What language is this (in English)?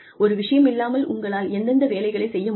Tamil